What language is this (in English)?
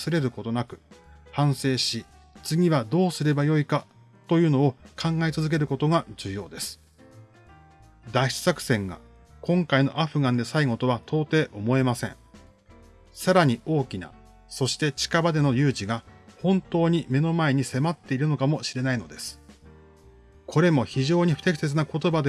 Japanese